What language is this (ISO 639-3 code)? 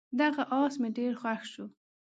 pus